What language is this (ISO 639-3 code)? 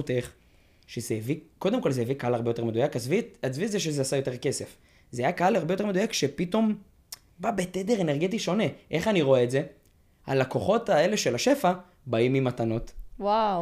heb